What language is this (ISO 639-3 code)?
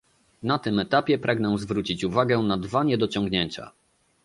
pol